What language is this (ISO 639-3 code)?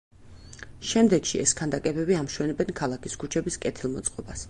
kat